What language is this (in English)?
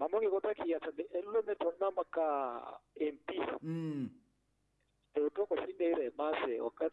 Indonesian